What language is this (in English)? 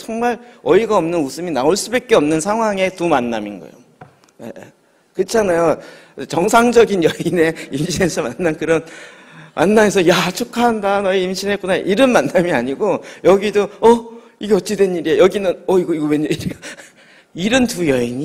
Korean